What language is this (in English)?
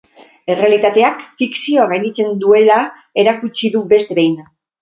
Basque